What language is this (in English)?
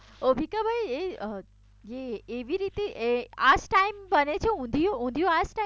Gujarati